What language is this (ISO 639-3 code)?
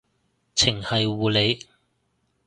yue